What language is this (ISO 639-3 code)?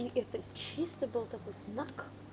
rus